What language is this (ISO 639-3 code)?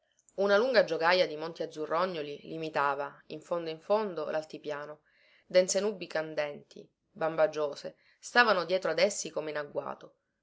ita